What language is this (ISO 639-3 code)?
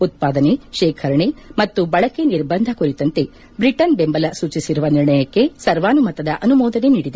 kan